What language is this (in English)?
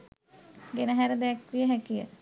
Sinhala